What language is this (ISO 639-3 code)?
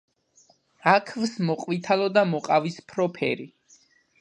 kat